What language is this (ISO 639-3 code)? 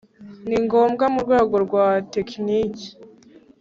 kin